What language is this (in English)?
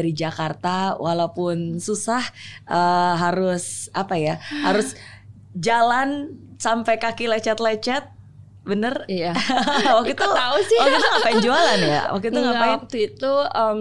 Indonesian